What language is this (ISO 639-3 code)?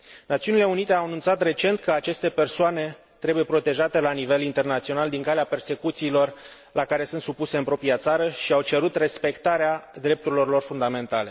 ron